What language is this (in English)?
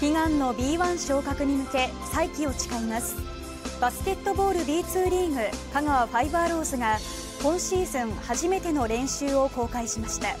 Japanese